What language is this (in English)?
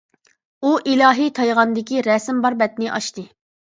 Uyghur